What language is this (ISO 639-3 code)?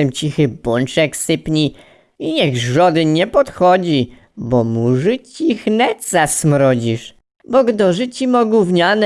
pol